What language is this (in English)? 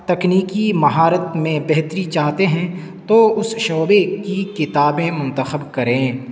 Urdu